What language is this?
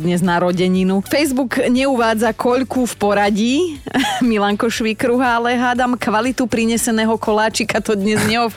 Slovak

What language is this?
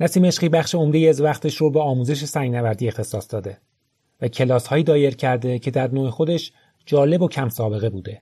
Persian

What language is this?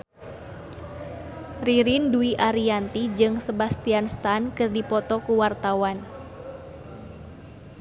Sundanese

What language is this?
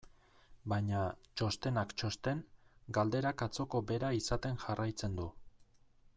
Basque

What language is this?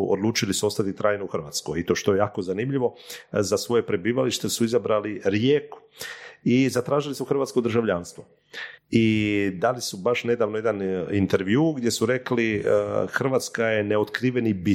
Croatian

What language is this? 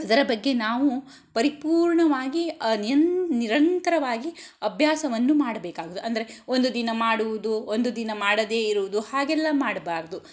Kannada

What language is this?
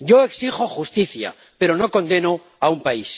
Spanish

